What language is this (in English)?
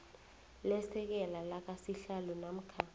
South Ndebele